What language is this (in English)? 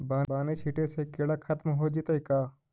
Magahi